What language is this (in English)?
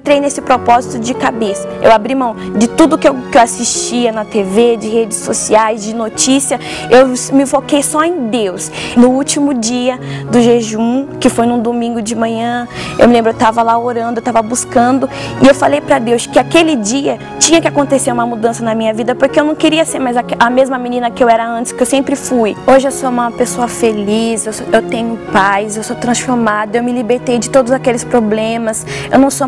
Portuguese